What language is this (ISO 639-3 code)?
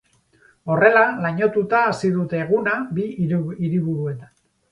eus